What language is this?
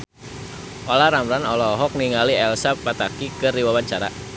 Sundanese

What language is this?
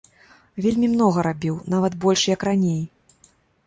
Belarusian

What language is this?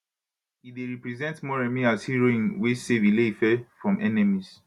Nigerian Pidgin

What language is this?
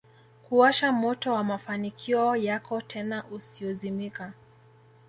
Swahili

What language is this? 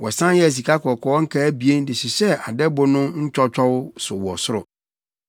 Akan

